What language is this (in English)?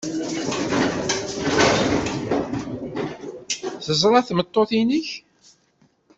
Kabyle